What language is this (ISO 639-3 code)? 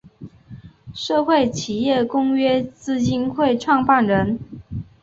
zho